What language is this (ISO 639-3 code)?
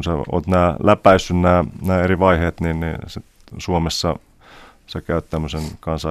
fin